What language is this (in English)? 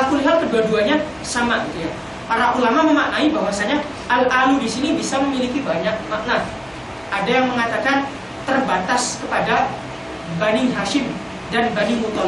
Indonesian